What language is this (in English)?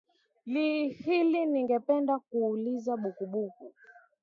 Swahili